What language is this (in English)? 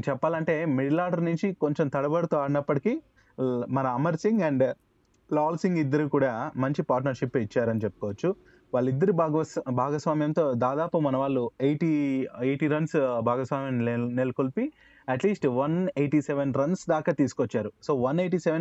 Telugu